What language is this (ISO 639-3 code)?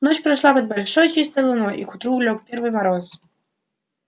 rus